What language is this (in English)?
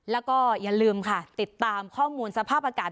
Thai